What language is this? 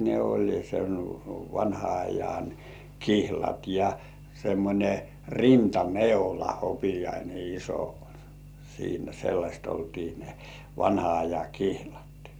Finnish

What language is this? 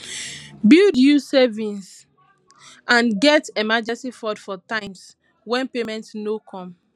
Nigerian Pidgin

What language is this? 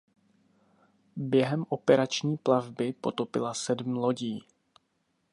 Czech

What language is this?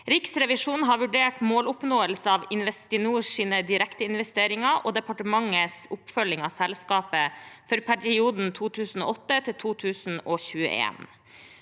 Norwegian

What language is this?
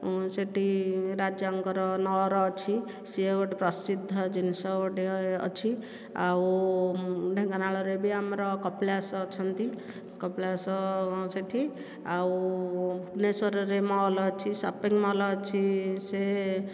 Odia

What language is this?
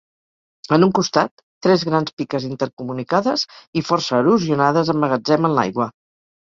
Catalan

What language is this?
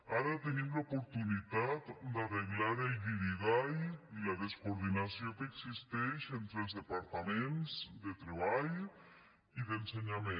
Catalan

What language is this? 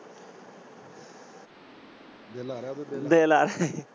Punjabi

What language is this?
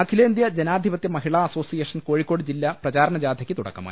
Malayalam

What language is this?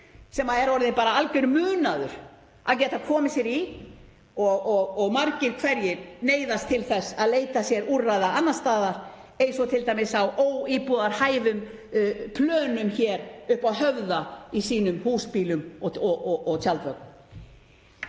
Icelandic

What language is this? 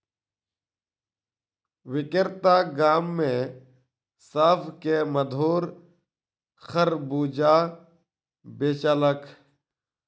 Maithili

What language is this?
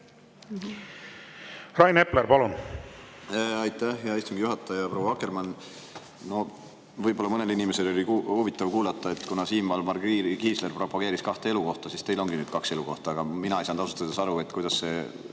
Estonian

